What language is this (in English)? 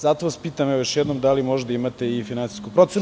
Serbian